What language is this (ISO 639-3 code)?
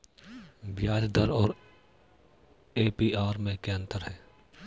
hin